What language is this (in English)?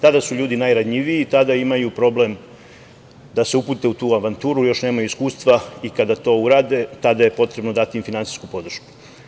Serbian